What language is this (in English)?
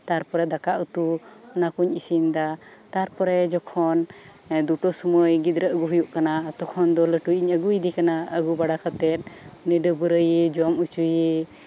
Santali